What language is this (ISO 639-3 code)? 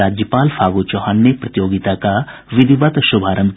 hin